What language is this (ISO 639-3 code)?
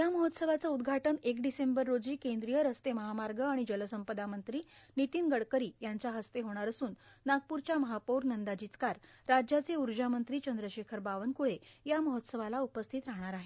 mar